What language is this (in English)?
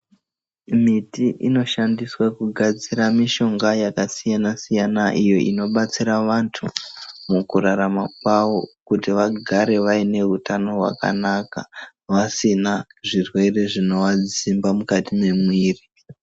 Ndau